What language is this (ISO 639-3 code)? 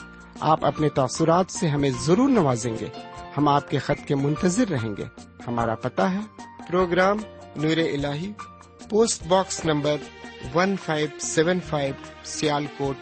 urd